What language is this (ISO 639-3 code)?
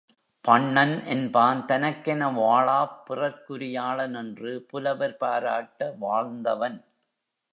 tam